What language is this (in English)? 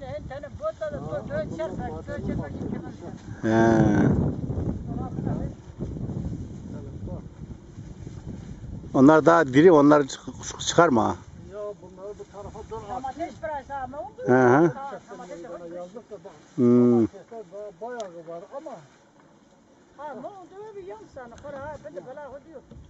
Turkish